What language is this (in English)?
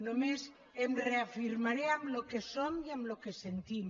Catalan